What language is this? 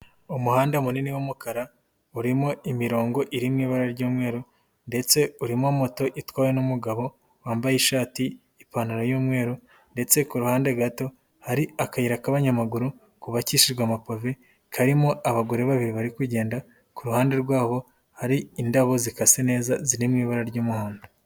Kinyarwanda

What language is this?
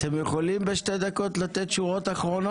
Hebrew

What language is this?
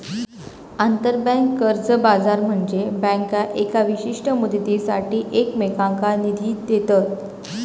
Marathi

